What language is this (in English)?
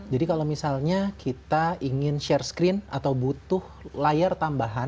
Indonesian